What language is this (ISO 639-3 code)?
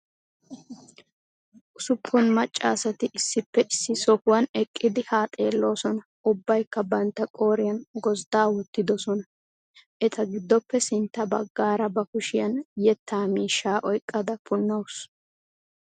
wal